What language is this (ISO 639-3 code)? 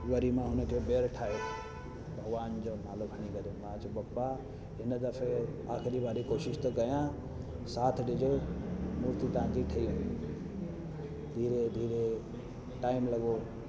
snd